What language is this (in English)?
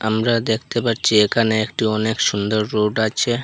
Bangla